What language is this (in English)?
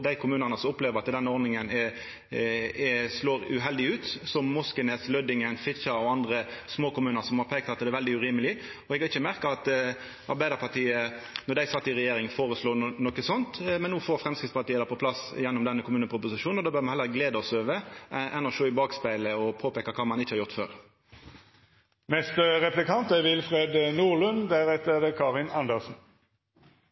Norwegian Nynorsk